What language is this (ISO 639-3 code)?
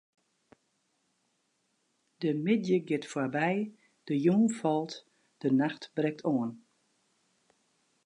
fry